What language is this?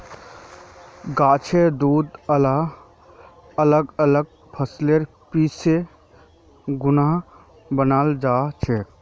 Magahi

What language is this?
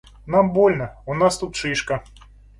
Russian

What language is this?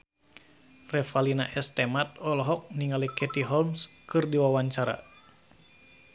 Sundanese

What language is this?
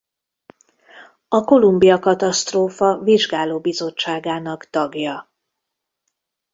Hungarian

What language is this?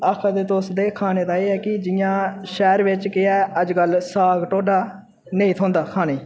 Dogri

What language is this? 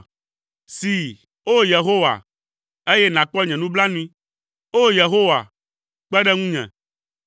Ewe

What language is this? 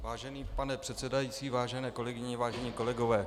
Czech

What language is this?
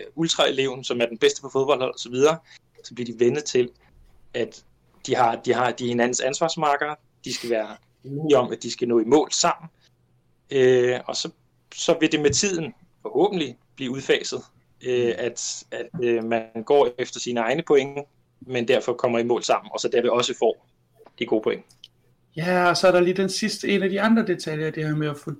Danish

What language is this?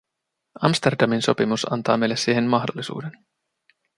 Finnish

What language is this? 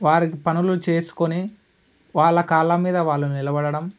Telugu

